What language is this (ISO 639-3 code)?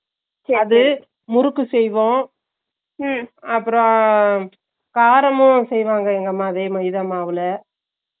tam